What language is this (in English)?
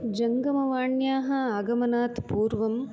Sanskrit